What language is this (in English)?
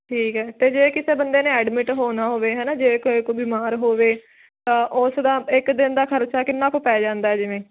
Punjabi